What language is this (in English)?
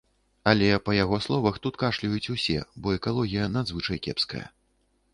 Belarusian